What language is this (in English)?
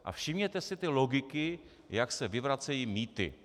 Czech